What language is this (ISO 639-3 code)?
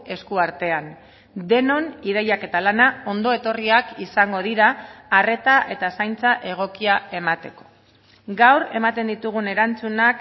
eus